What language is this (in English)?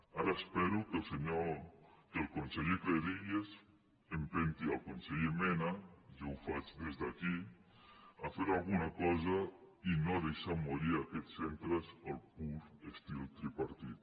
Catalan